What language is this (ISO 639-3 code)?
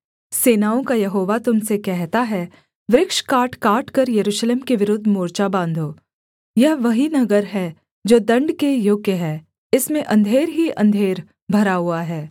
hin